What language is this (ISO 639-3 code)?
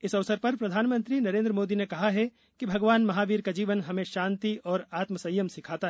hin